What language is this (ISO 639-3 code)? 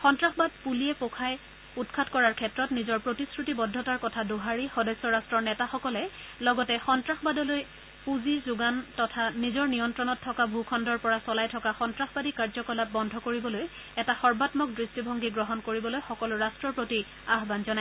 asm